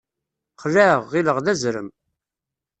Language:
Kabyle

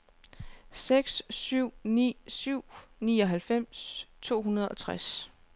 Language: Danish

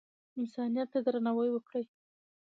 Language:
Pashto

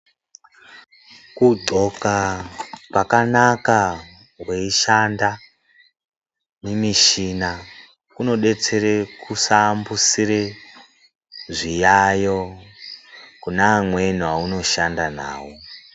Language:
Ndau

